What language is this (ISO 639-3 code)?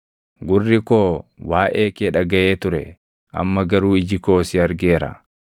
orm